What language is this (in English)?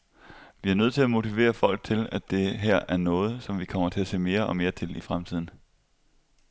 Danish